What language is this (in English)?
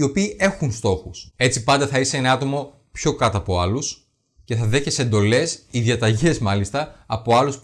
Greek